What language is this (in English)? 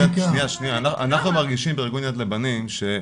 Hebrew